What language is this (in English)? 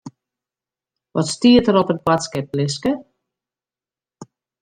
Western Frisian